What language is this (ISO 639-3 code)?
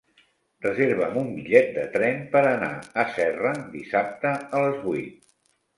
cat